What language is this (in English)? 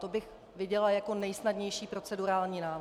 Czech